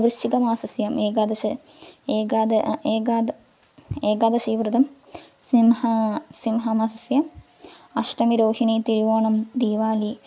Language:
Sanskrit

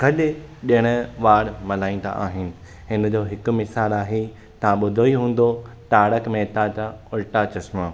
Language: Sindhi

